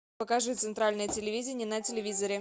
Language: Russian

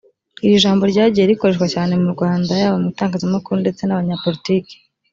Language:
Kinyarwanda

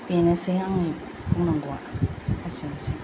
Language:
Bodo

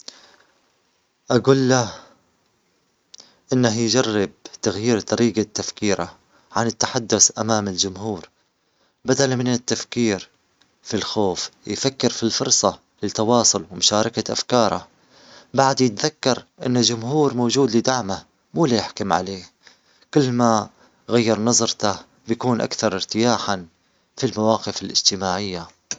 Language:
Omani Arabic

